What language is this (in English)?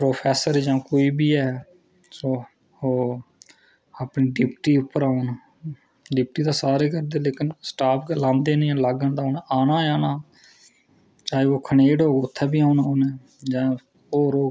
Dogri